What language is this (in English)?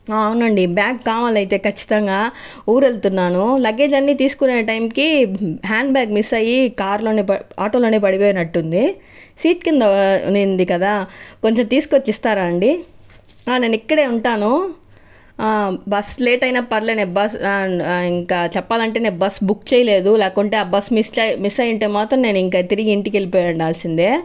Telugu